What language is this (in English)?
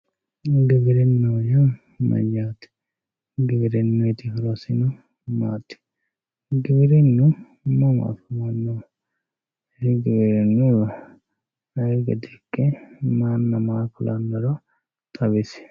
Sidamo